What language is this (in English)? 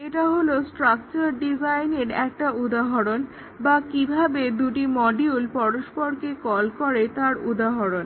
Bangla